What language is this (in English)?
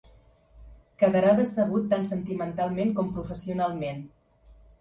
Catalan